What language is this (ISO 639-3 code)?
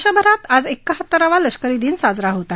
mar